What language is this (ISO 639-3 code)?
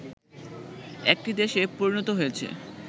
ben